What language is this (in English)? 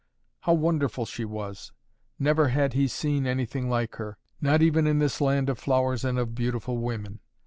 English